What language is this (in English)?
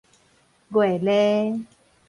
Min Nan Chinese